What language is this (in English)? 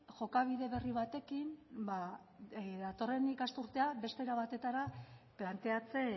Basque